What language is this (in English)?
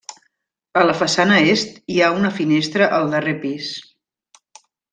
Catalan